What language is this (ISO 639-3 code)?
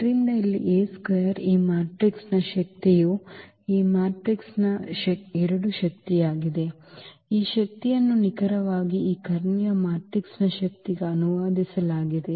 kan